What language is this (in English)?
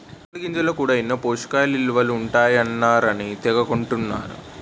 Telugu